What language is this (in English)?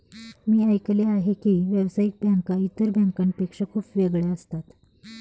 Marathi